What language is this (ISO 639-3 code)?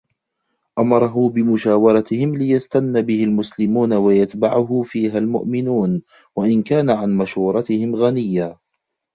ara